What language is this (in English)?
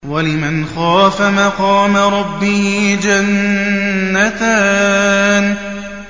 Arabic